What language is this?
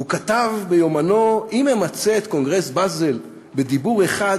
Hebrew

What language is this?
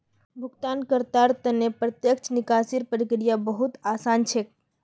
Magahi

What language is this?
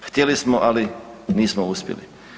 Croatian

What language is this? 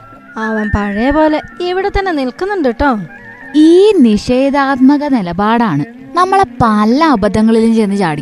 Malayalam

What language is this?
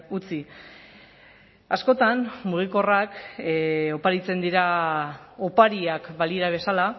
Basque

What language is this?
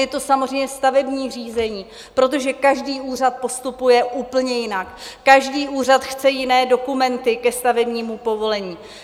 Czech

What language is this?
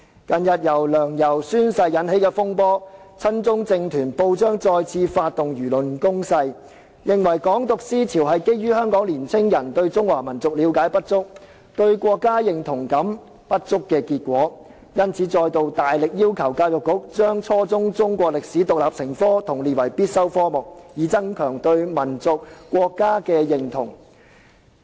Cantonese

